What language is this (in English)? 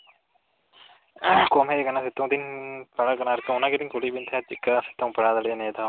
Santali